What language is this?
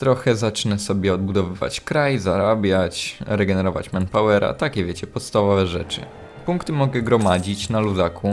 Polish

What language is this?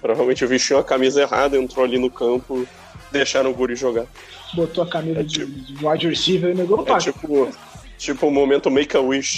Portuguese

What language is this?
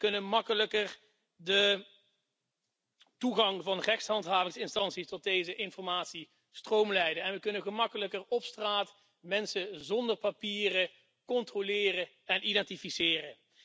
Dutch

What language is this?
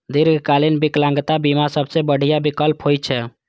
Maithili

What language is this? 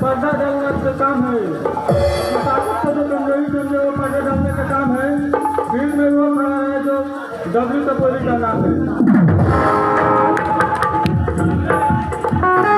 Hindi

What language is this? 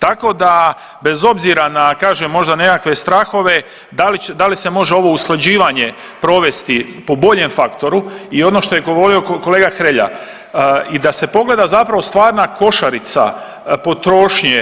Croatian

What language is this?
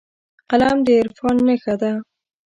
Pashto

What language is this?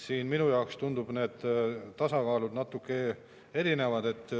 Estonian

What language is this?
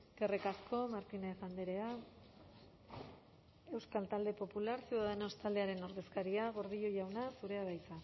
Basque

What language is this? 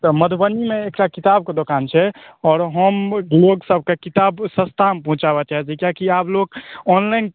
Maithili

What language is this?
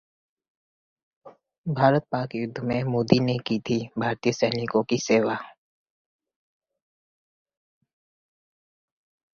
Hindi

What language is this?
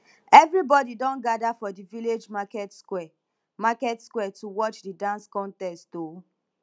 Nigerian Pidgin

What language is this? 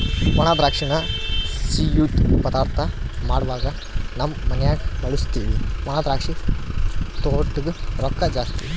Kannada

